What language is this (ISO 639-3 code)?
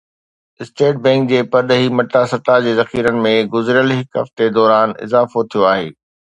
snd